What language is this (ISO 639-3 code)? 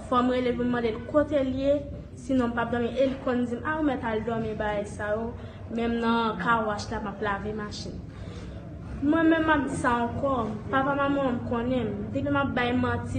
fra